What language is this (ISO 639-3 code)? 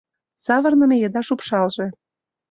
chm